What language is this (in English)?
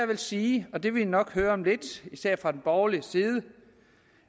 Danish